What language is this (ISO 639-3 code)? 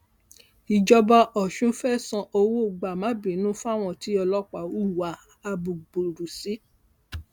yor